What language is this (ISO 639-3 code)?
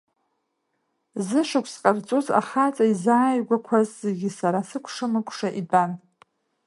abk